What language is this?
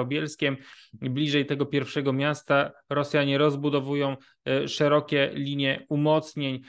Polish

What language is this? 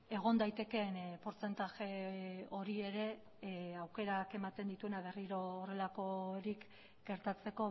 Basque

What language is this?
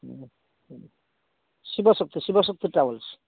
Odia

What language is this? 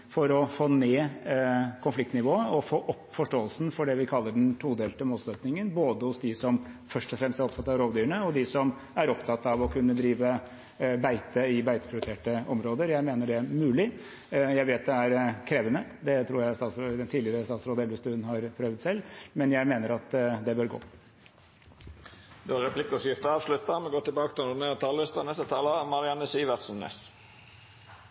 Norwegian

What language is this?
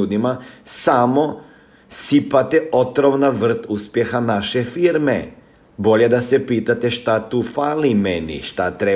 Croatian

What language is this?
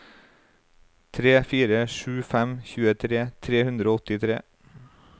Norwegian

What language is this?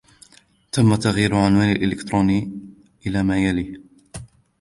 Arabic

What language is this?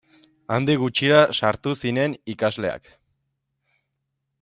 Basque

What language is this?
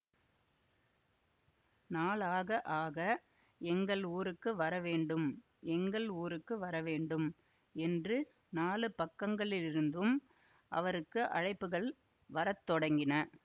Tamil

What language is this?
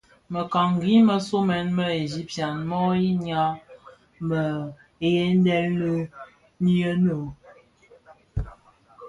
Bafia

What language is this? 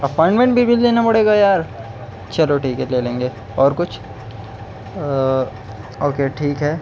Urdu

